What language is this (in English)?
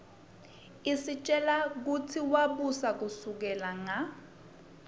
Swati